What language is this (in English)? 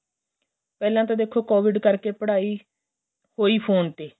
Punjabi